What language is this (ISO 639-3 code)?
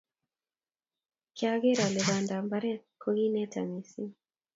kln